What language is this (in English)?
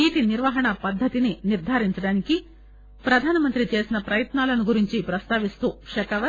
Telugu